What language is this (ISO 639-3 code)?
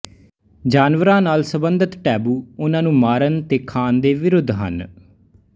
pan